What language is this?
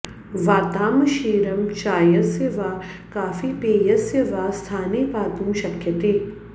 Sanskrit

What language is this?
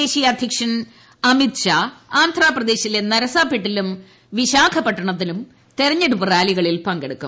Malayalam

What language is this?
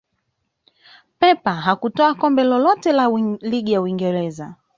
Swahili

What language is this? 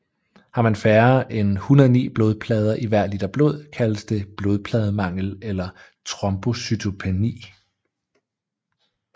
Danish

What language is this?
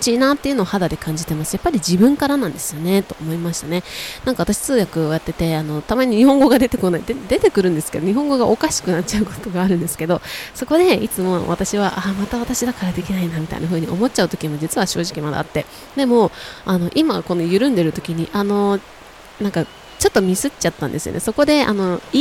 Japanese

